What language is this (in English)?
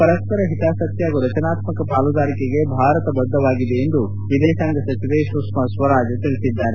Kannada